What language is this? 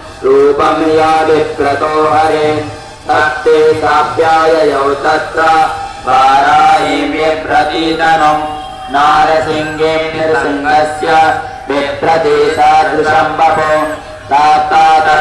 Hindi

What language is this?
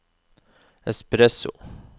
Norwegian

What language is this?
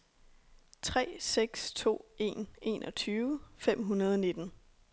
Danish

